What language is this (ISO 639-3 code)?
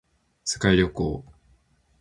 jpn